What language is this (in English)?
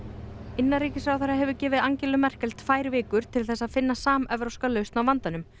Icelandic